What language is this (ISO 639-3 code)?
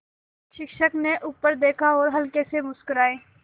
hin